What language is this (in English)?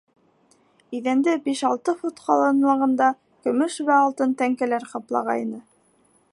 Bashkir